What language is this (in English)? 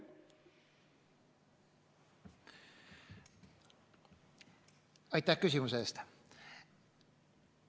Estonian